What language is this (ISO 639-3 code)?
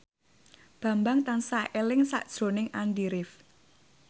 jav